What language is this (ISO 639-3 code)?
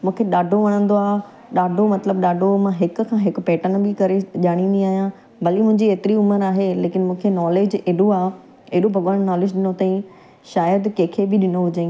snd